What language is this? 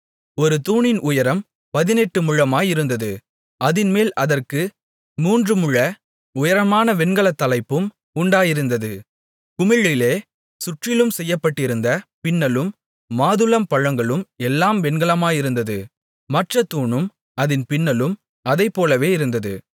Tamil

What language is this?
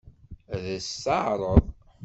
Kabyle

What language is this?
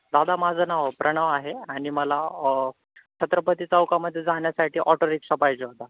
Marathi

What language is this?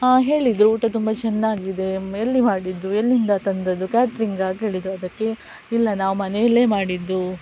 Kannada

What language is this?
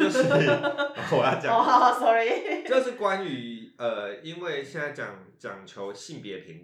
Chinese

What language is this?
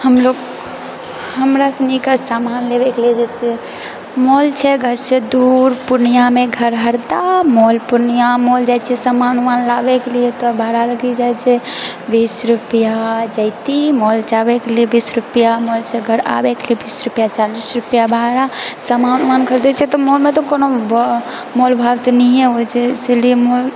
Maithili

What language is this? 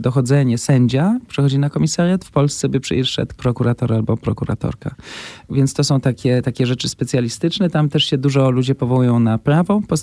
Polish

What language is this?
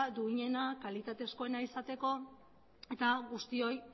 Basque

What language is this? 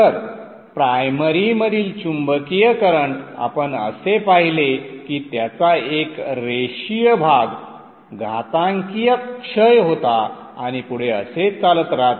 Marathi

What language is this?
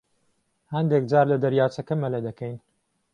Central Kurdish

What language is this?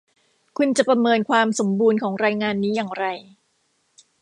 Thai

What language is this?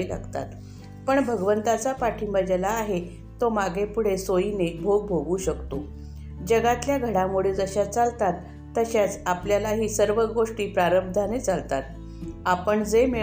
Marathi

